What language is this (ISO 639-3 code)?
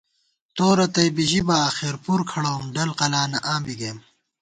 gwt